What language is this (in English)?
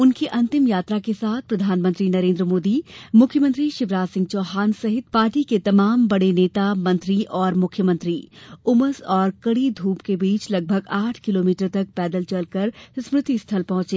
Hindi